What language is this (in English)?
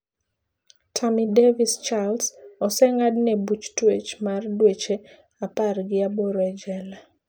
Luo (Kenya and Tanzania)